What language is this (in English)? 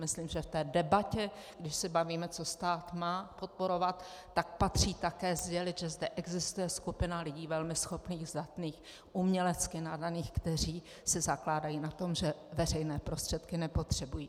Czech